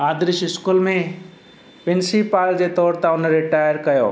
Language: Sindhi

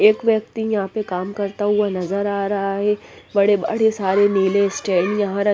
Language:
Hindi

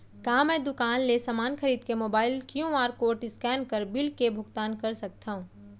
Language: Chhattisgarhi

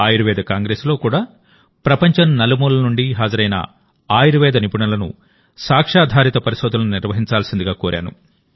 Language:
Telugu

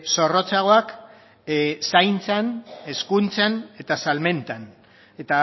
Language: Basque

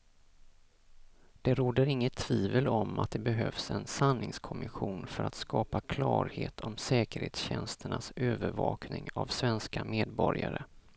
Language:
Swedish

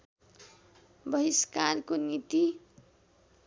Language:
Nepali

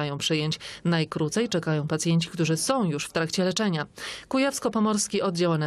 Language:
Polish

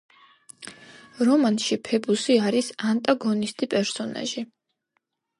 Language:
Georgian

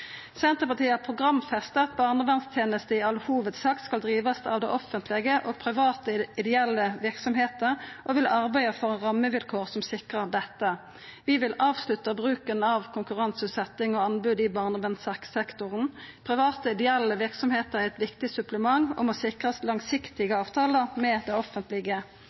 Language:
Norwegian Nynorsk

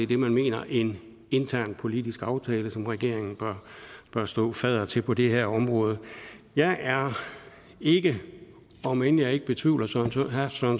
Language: Danish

